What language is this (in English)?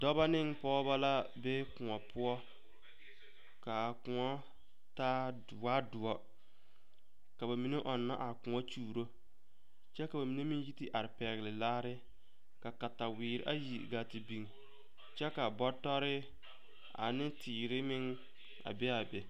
Southern Dagaare